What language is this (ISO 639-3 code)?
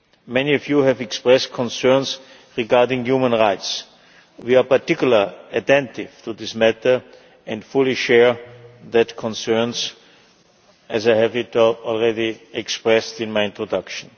eng